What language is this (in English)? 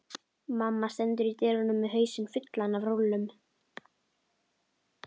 Icelandic